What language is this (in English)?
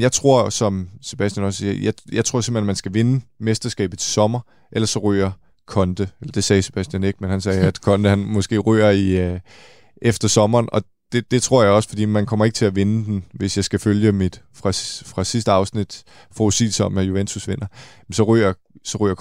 Danish